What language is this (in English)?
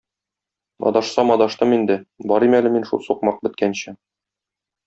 Tatar